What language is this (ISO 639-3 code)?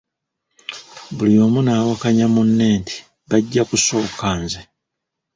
lug